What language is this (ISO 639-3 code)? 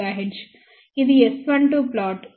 tel